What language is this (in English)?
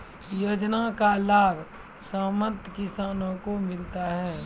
Maithili